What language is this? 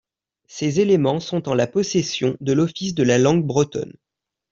French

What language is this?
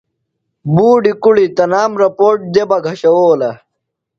Phalura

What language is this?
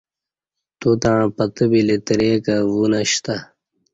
Kati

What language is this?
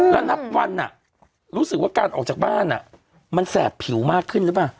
Thai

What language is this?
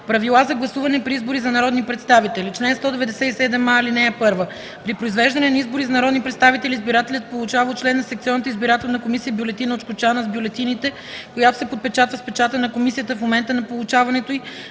Bulgarian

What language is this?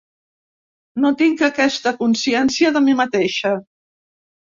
Catalan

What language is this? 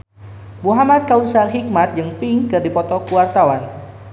Sundanese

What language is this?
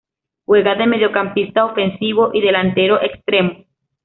Spanish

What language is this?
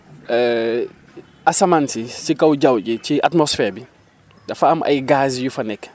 Wolof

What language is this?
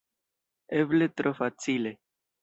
Esperanto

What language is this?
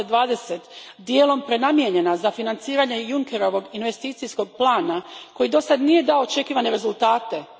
Croatian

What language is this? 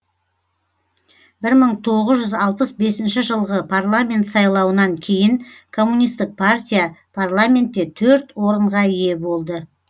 Kazakh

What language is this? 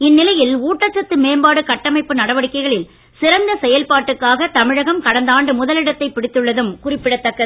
Tamil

